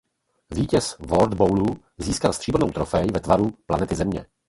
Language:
Czech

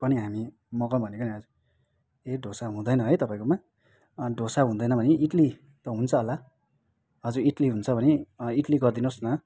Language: Nepali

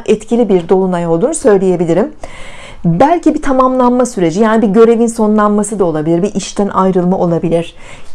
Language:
Turkish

